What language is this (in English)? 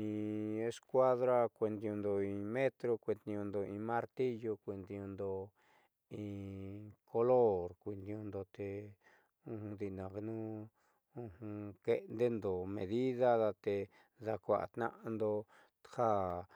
Southeastern Nochixtlán Mixtec